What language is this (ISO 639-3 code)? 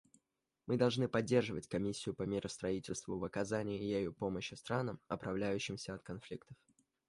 rus